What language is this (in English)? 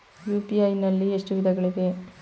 Kannada